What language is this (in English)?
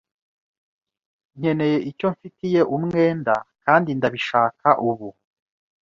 Kinyarwanda